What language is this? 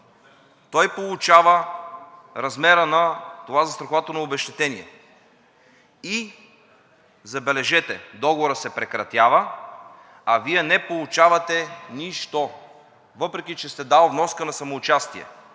Bulgarian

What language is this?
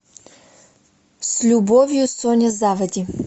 Russian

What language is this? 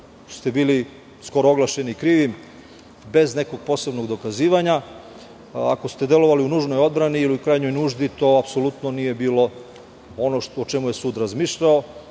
Serbian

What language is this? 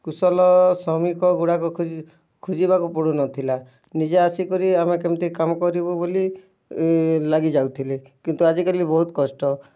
Odia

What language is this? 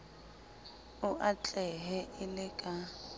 Southern Sotho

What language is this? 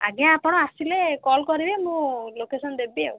Odia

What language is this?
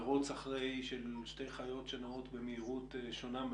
Hebrew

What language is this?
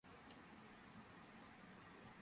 Georgian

